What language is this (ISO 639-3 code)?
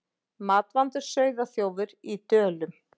isl